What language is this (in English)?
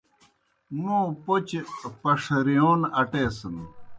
Kohistani Shina